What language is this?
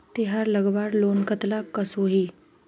Magahi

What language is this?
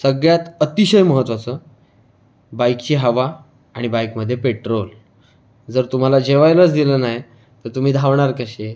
Marathi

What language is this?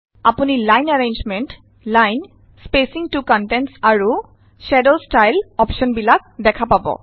Assamese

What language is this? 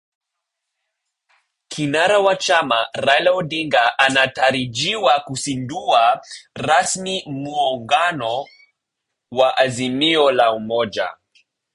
Swahili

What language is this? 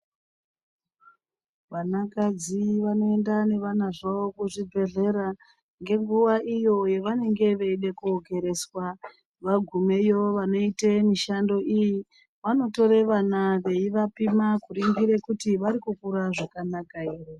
Ndau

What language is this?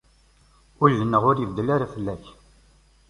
Kabyle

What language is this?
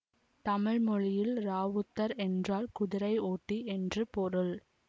Tamil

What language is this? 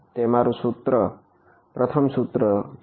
Gujarati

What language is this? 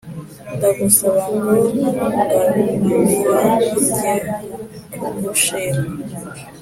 Kinyarwanda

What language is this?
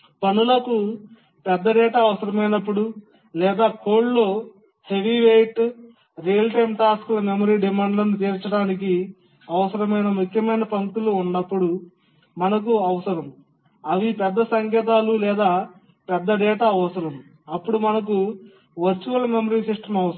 Telugu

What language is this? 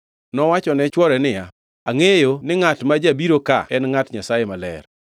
Luo (Kenya and Tanzania)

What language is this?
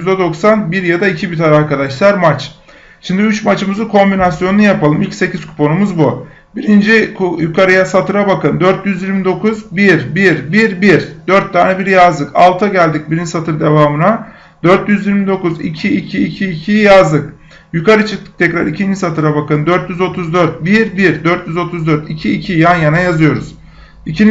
Turkish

